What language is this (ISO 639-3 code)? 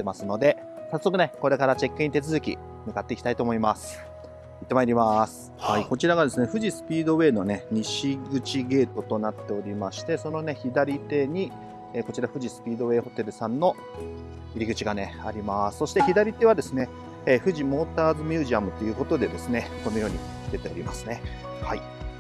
jpn